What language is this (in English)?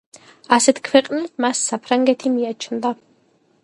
Georgian